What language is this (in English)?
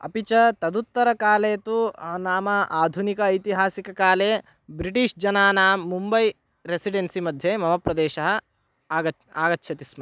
Sanskrit